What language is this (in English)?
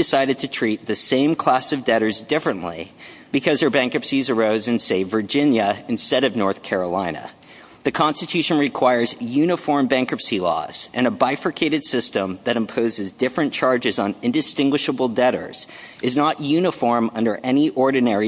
English